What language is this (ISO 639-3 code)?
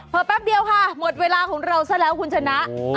tha